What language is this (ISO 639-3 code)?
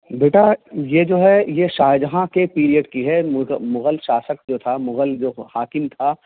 urd